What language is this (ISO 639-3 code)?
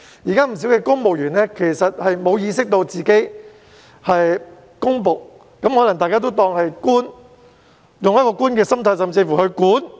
yue